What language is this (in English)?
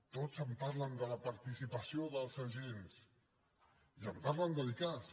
Catalan